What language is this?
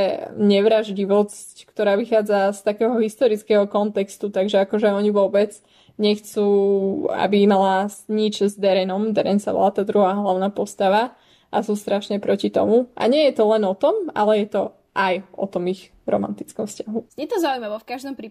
Slovak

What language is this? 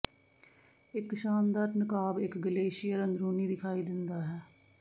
Punjabi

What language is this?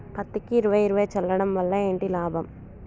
Telugu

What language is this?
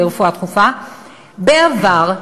Hebrew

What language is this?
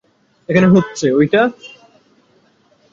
Bangla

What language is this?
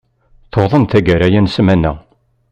Kabyle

